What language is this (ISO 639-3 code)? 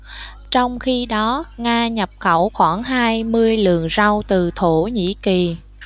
vie